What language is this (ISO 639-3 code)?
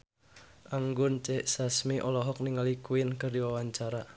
sun